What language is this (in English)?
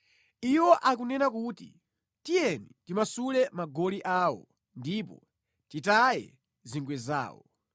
Nyanja